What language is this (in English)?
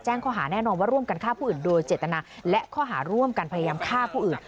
Thai